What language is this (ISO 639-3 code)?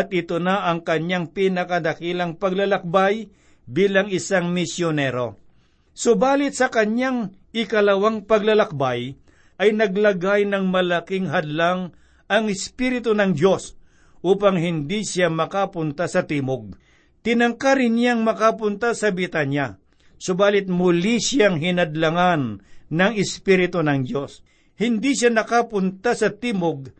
fil